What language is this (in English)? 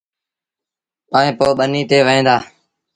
Sindhi Bhil